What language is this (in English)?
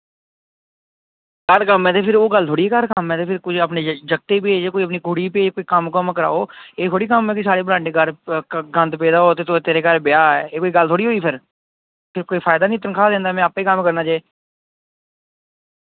Dogri